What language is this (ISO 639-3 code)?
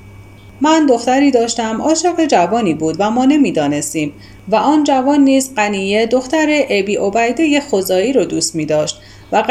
fas